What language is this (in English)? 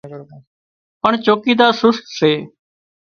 Wadiyara Koli